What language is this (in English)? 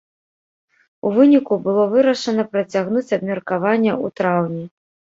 Belarusian